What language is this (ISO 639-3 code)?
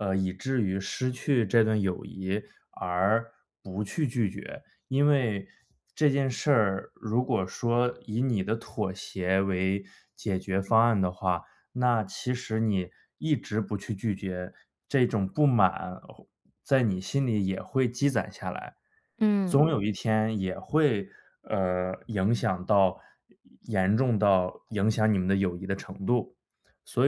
zho